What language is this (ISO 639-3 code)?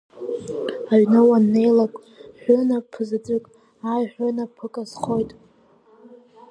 abk